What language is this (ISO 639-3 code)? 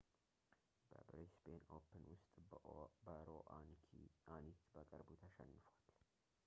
amh